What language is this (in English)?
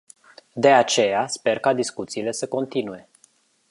Romanian